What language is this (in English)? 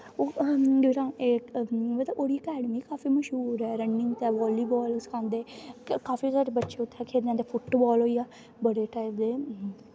Dogri